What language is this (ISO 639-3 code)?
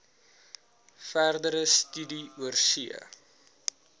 afr